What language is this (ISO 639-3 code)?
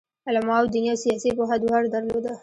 pus